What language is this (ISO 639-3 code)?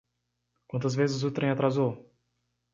por